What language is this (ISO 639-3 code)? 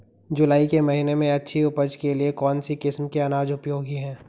hin